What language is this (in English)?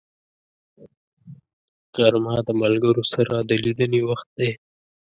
Pashto